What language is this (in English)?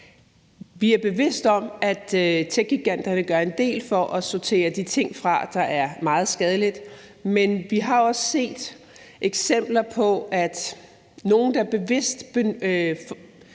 Danish